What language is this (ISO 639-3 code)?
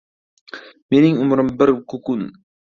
uzb